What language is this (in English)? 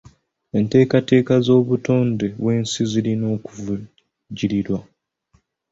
Ganda